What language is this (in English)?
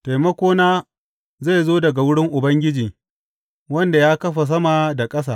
Hausa